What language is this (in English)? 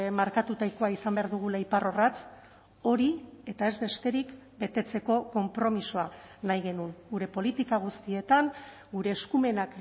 Basque